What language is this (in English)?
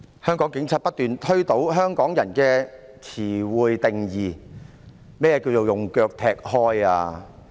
Cantonese